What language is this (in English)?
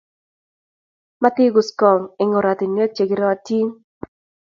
Kalenjin